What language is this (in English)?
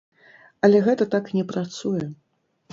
Belarusian